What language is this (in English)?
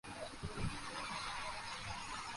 Bangla